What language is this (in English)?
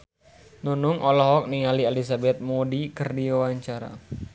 Sundanese